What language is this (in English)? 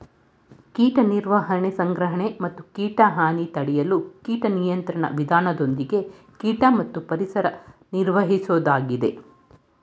Kannada